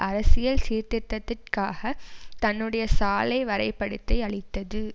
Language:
Tamil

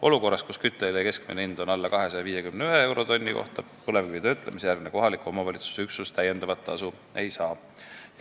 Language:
Estonian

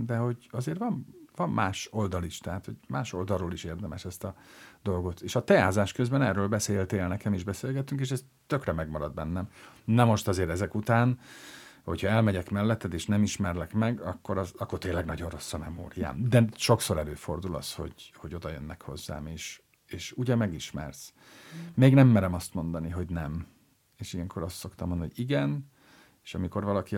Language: Hungarian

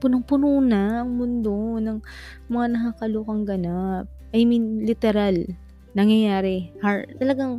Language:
Filipino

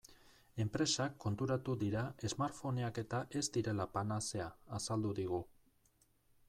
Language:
Basque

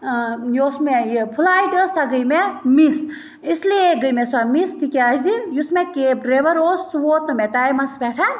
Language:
Kashmiri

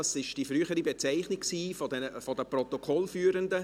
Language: Swiss German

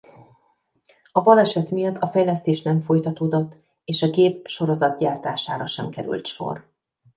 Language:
Hungarian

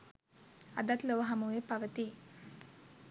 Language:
Sinhala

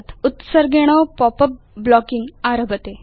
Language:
Sanskrit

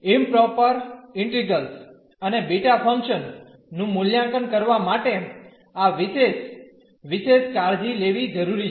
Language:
Gujarati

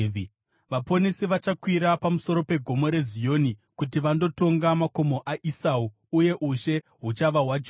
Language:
Shona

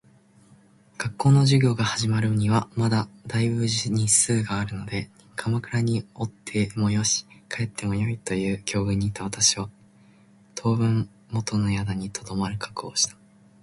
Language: Japanese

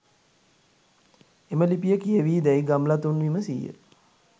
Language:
Sinhala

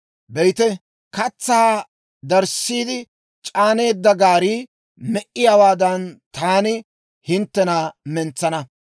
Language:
Dawro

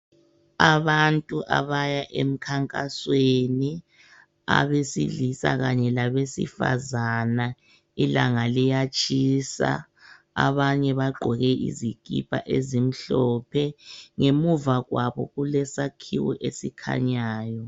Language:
North Ndebele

